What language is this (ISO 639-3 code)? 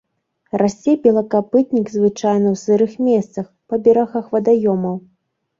bel